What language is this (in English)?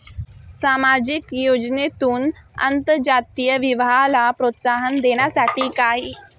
Marathi